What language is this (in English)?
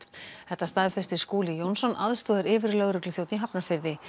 Icelandic